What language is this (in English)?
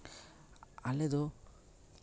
Santali